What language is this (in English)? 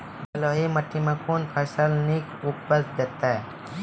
Maithili